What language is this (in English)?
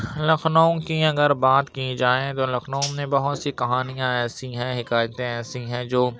Urdu